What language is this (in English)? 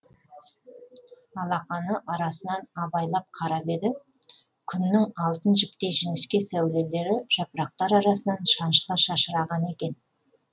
Kazakh